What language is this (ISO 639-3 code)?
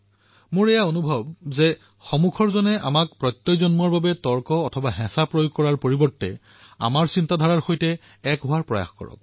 asm